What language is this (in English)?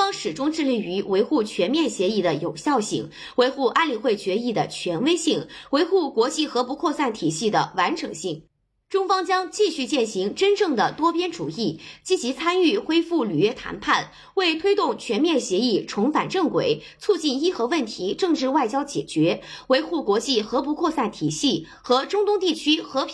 Chinese